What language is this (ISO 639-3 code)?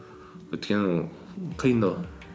kaz